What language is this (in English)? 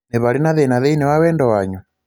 Kikuyu